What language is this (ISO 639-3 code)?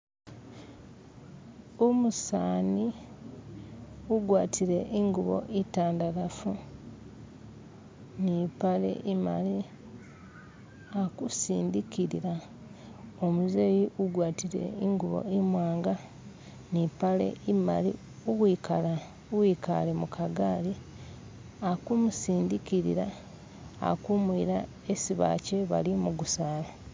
myx